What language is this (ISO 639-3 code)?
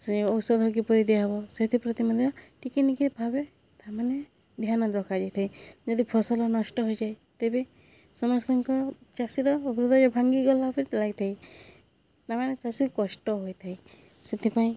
ori